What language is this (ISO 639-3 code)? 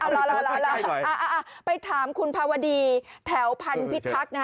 tha